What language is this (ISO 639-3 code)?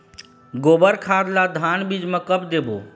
hne